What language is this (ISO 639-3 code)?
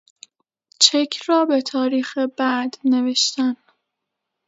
fas